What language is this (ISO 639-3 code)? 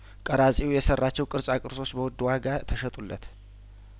amh